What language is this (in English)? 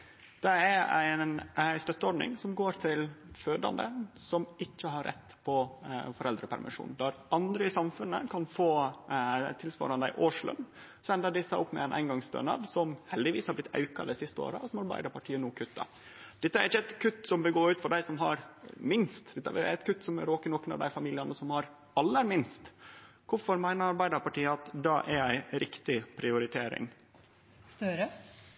Norwegian Nynorsk